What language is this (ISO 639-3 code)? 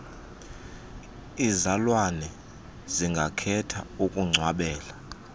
xho